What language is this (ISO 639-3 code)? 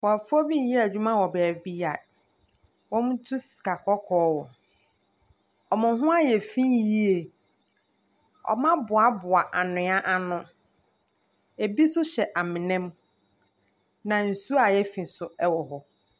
aka